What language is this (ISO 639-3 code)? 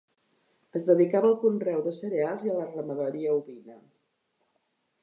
cat